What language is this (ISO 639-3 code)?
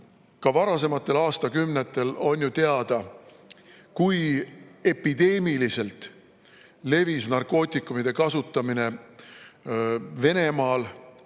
est